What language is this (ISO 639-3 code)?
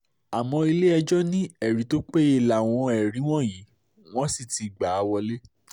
yor